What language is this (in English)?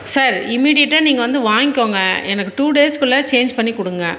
Tamil